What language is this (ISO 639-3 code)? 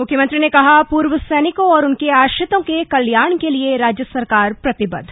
hin